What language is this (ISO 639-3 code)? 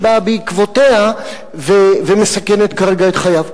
heb